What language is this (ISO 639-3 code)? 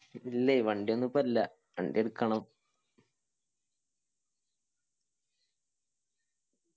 mal